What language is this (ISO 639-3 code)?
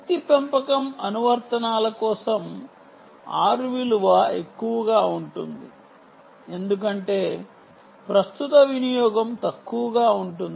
tel